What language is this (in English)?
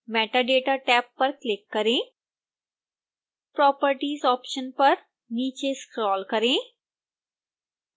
Hindi